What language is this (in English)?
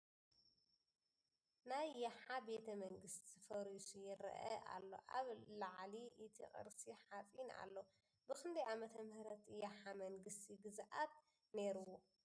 Tigrinya